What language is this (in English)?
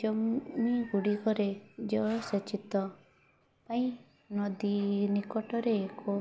Odia